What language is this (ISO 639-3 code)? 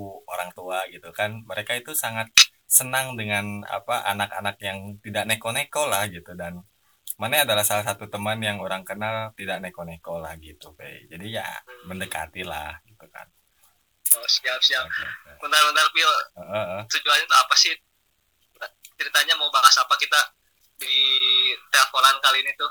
ind